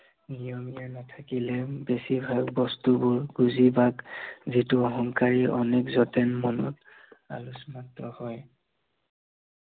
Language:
Assamese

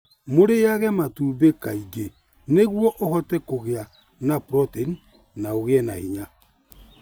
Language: Kikuyu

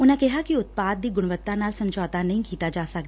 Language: Punjabi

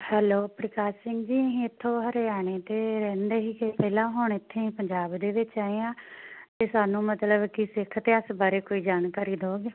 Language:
Punjabi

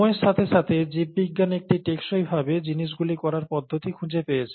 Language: Bangla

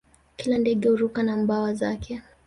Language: Swahili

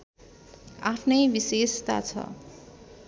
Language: Nepali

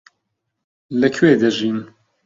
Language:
Central Kurdish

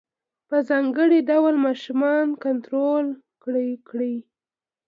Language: Pashto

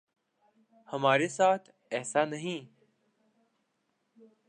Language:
Urdu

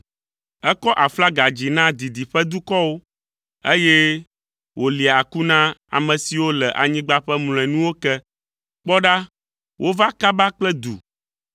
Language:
Ewe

